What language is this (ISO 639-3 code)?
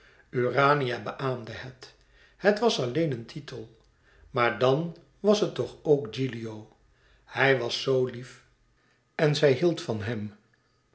nld